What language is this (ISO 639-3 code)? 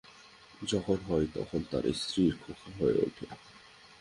ben